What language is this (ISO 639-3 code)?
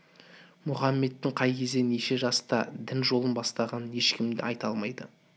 kaz